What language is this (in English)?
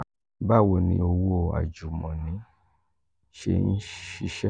Yoruba